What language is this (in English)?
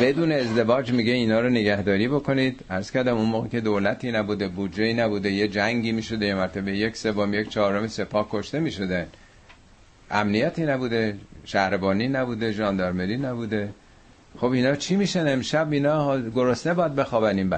Persian